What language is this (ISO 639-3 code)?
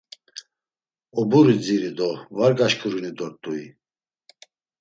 lzz